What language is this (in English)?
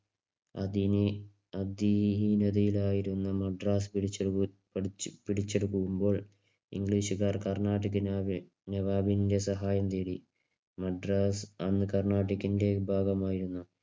Malayalam